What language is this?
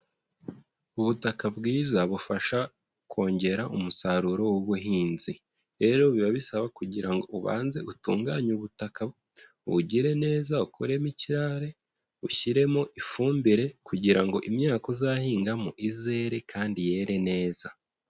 Kinyarwanda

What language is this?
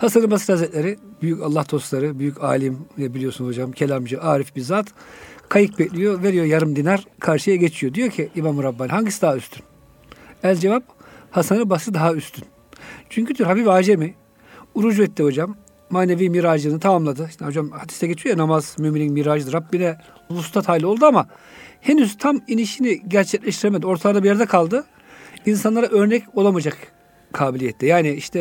Turkish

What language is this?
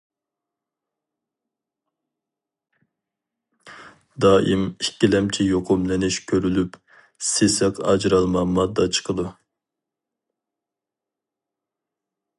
Uyghur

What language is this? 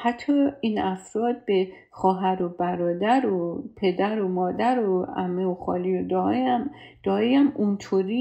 Persian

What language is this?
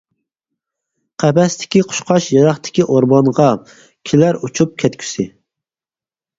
Uyghur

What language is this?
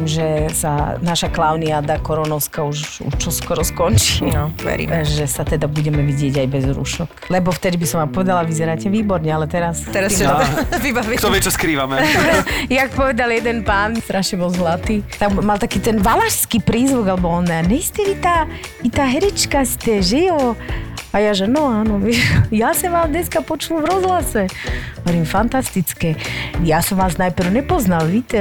Slovak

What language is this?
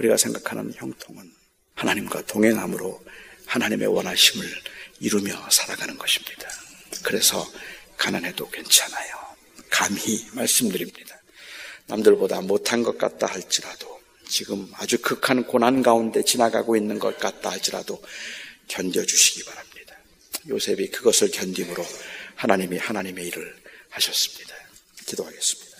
Korean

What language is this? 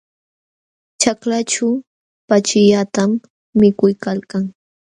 Jauja Wanca Quechua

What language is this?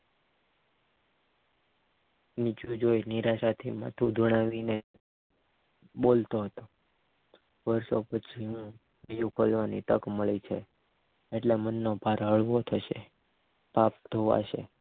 Gujarati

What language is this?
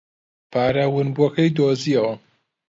Central Kurdish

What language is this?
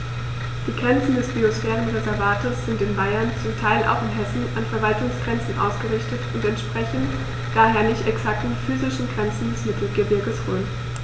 German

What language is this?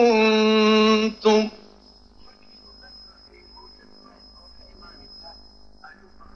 Arabic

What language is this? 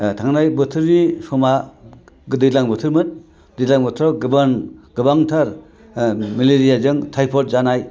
Bodo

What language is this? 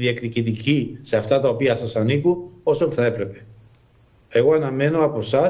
Greek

